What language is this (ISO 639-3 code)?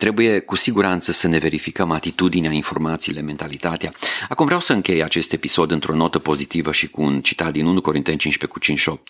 ron